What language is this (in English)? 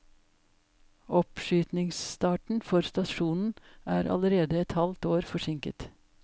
Norwegian